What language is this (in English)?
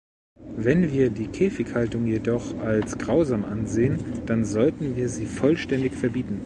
German